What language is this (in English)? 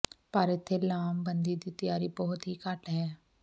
Punjabi